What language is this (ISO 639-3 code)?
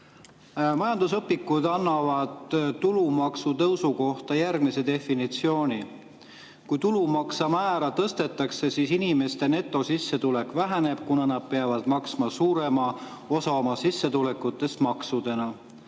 est